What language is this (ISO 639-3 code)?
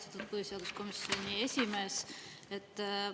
est